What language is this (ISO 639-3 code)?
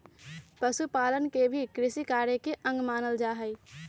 mag